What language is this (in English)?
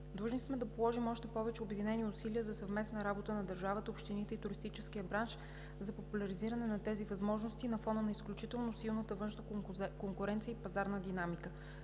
Bulgarian